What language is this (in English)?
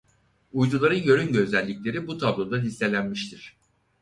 Turkish